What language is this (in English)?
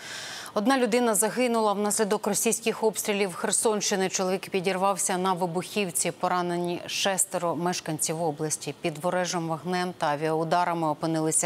Ukrainian